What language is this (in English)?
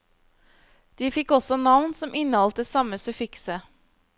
Norwegian